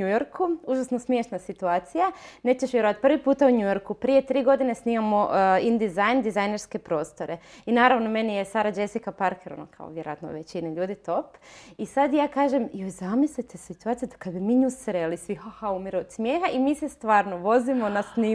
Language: Croatian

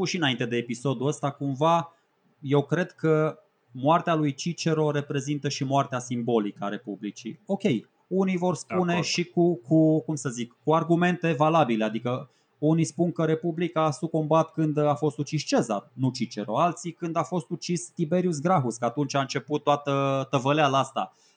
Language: Romanian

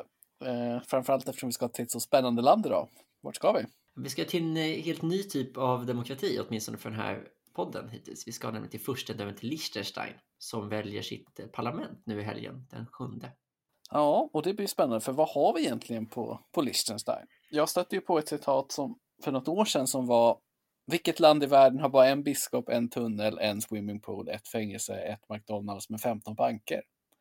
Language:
Swedish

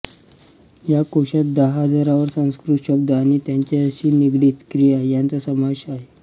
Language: Marathi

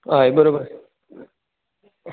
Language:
Konkani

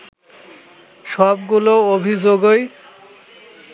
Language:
Bangla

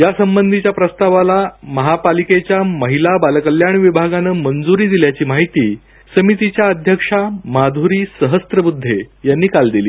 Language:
Marathi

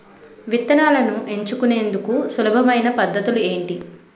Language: Telugu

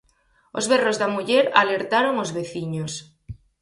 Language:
Galician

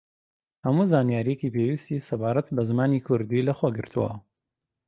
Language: Central Kurdish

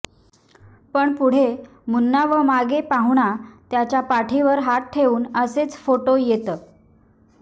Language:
Marathi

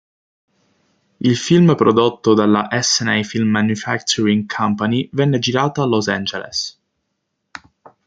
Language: Italian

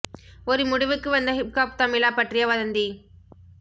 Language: Tamil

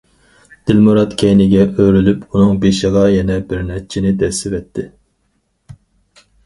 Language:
Uyghur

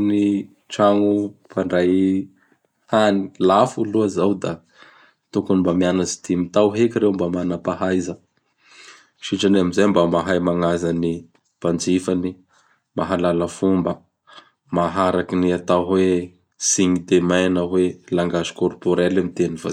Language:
Bara Malagasy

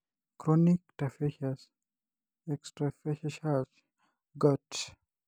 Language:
Masai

